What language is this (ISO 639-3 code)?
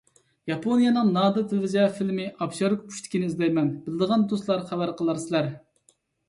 uig